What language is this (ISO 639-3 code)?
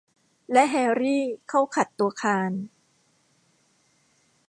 tha